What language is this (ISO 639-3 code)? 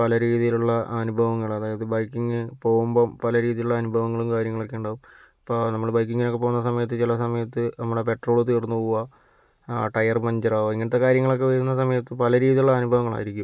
mal